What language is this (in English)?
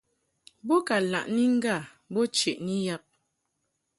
Mungaka